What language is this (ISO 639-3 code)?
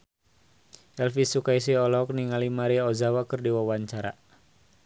sun